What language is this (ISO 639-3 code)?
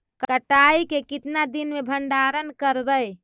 mag